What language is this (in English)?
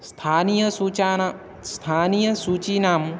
Sanskrit